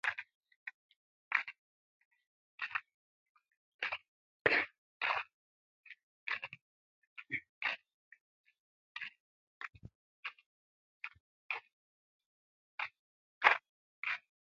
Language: Musey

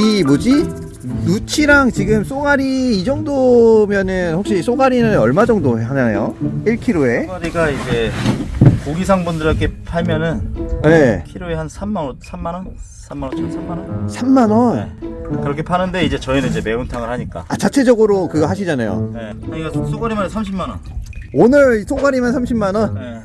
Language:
Korean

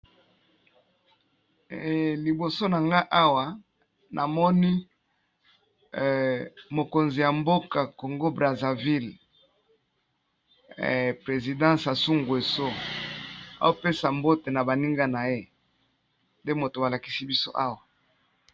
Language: Lingala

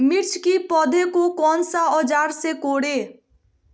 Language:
Magahi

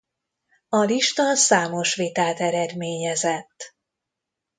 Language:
Hungarian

